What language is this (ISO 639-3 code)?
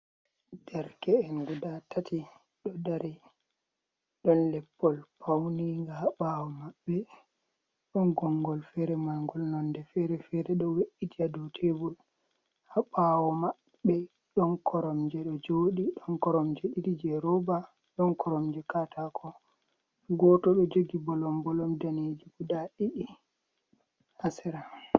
ful